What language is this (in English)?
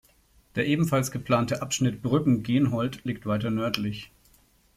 German